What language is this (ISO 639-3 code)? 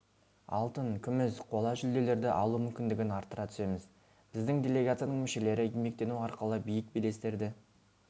kaz